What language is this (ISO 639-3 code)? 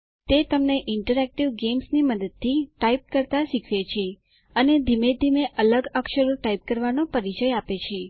guj